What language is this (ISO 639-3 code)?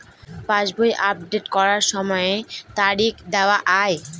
ben